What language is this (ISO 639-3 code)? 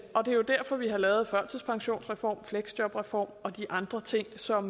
dan